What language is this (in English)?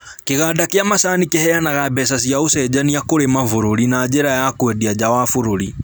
Kikuyu